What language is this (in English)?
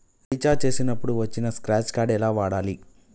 Telugu